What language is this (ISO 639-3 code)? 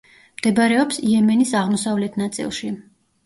kat